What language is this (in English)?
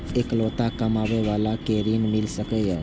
Maithili